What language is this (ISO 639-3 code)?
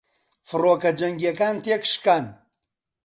ckb